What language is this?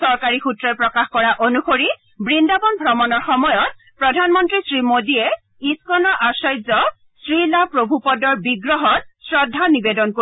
Assamese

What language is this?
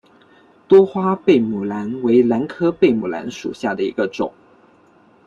Chinese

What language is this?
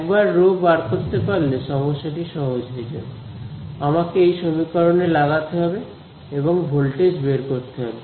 Bangla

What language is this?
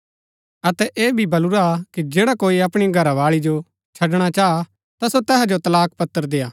Gaddi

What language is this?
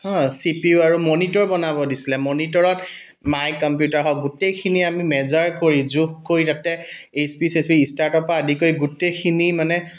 Assamese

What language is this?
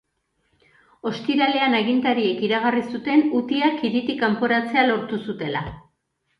Basque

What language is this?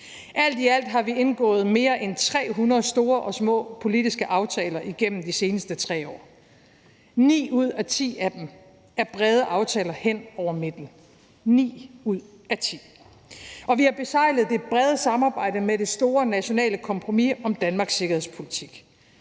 Danish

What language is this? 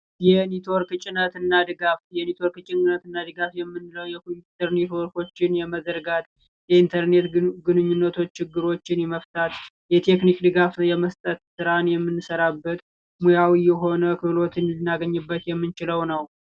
Amharic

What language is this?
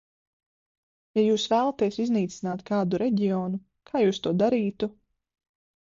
Latvian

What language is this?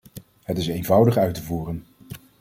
Dutch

